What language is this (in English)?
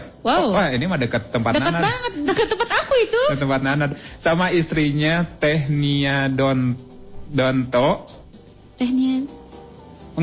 Indonesian